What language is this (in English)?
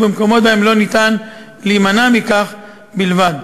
Hebrew